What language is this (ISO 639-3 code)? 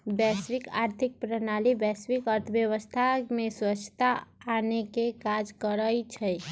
mag